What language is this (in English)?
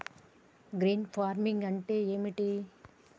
Telugu